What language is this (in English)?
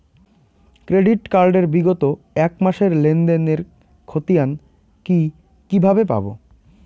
Bangla